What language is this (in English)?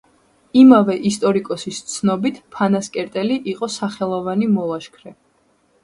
Georgian